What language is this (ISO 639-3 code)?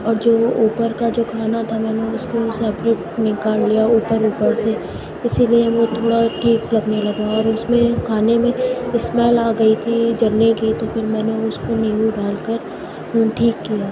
urd